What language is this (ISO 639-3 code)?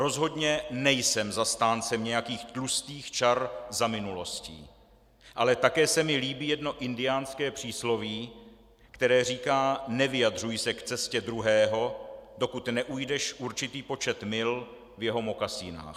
ces